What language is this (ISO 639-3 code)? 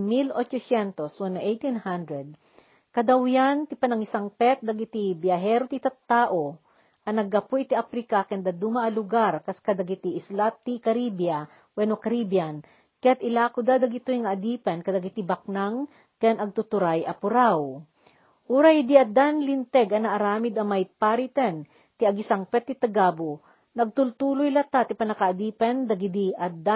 fil